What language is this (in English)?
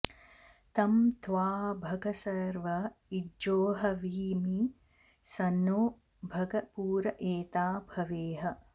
Sanskrit